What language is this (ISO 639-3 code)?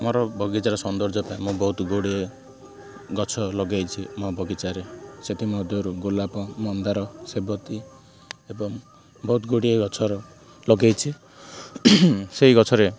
ori